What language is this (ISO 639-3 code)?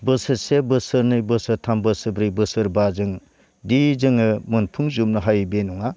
brx